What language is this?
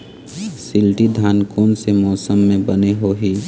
Chhattisgarhi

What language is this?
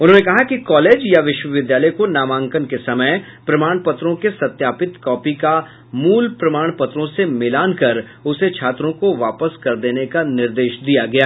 Hindi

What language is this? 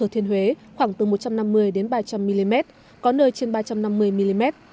Vietnamese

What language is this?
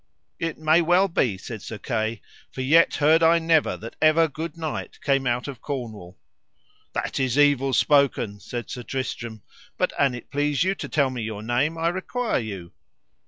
English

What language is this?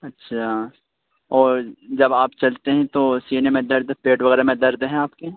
Urdu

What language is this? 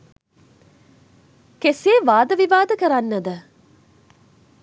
Sinhala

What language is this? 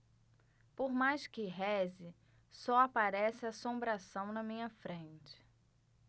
Portuguese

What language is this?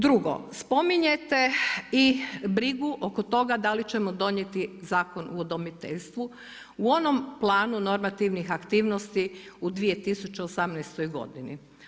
Croatian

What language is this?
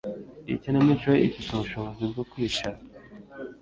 Kinyarwanda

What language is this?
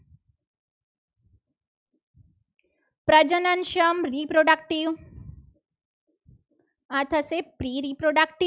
Gujarati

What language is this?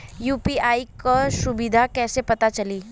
Bhojpuri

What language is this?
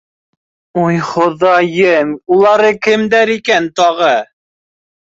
Bashkir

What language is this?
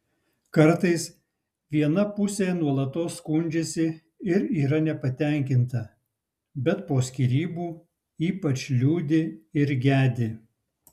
Lithuanian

